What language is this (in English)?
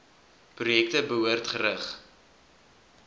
Afrikaans